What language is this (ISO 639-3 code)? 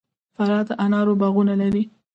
pus